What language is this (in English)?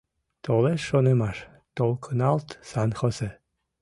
Mari